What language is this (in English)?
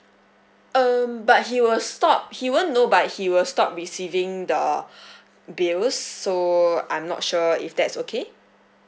English